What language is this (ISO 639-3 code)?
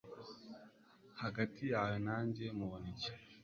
kin